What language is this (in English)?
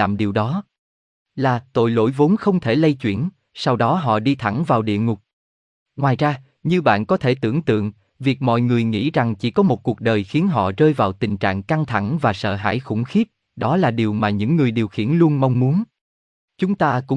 Vietnamese